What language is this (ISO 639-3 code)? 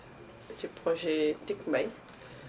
wol